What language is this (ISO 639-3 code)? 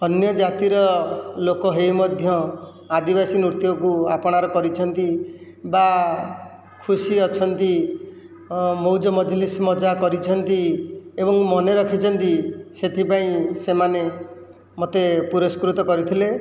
ori